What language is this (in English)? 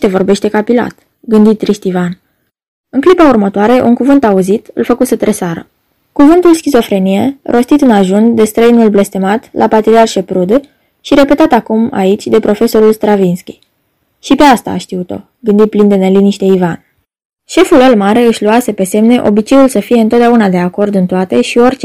Romanian